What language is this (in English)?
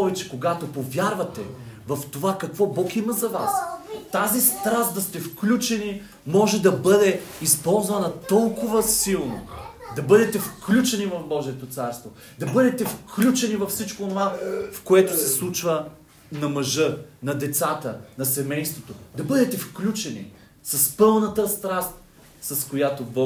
Bulgarian